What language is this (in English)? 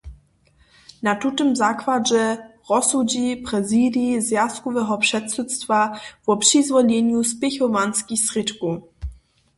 Upper Sorbian